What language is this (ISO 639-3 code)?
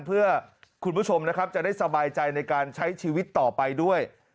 tha